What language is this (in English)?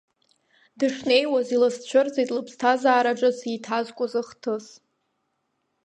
Abkhazian